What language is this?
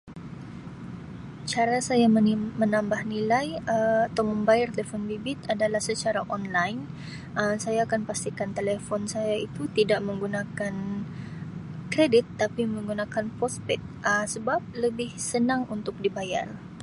Sabah Malay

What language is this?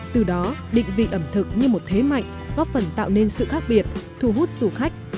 Vietnamese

